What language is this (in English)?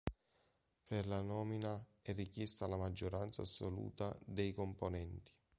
Italian